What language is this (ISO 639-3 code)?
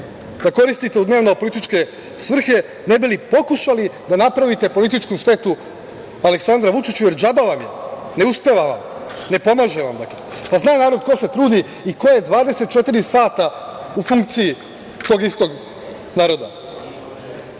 srp